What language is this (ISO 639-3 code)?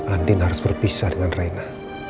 ind